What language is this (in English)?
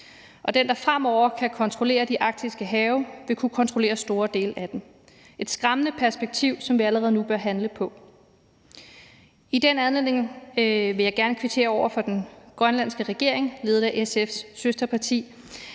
Danish